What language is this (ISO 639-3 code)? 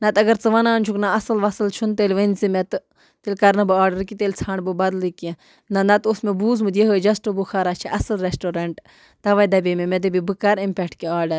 kas